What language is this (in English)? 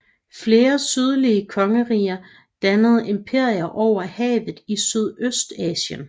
Danish